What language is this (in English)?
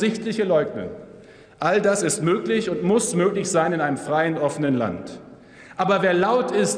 German